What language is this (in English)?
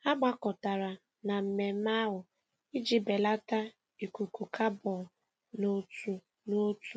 Igbo